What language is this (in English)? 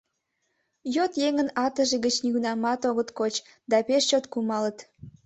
Mari